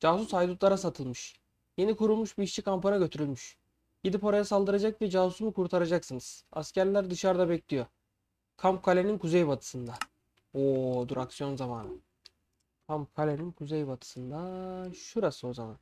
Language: Turkish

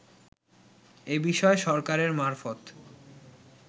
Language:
Bangla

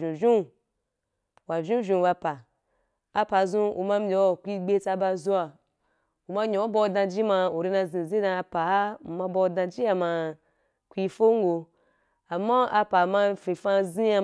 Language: Wapan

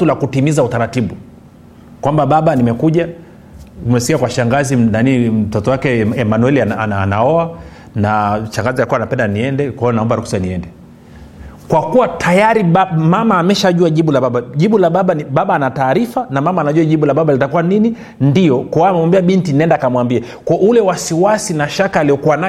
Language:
Swahili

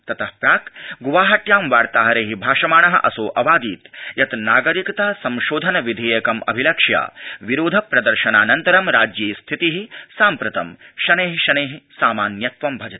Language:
Sanskrit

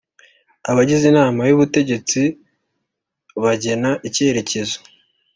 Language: Kinyarwanda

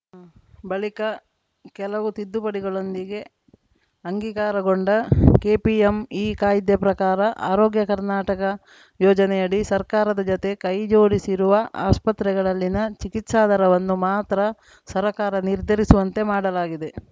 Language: Kannada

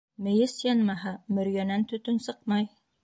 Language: Bashkir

